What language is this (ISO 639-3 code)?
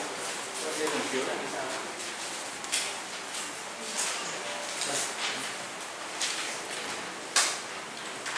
vie